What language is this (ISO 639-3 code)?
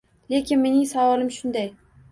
uzb